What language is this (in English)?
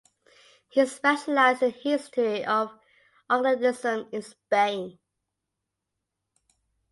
English